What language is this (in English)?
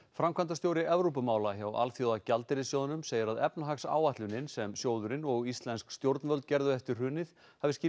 Icelandic